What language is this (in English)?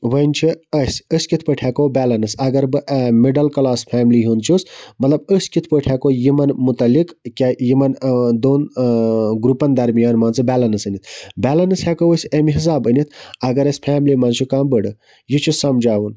Kashmiri